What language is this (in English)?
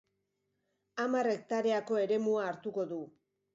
Basque